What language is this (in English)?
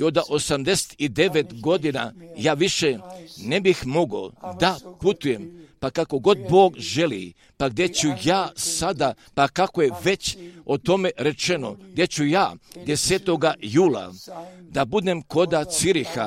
Croatian